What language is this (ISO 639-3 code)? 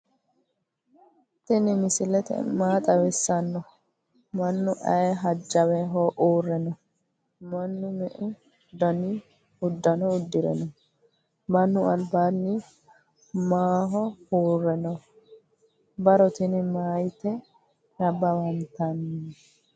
sid